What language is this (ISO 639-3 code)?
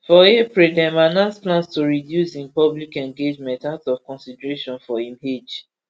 pcm